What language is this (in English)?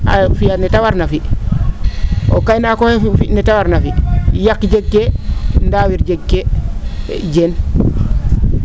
Serer